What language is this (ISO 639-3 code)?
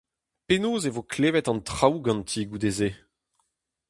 bre